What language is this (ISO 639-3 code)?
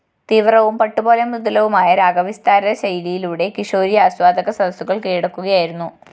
mal